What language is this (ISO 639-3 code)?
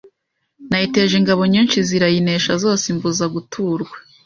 kin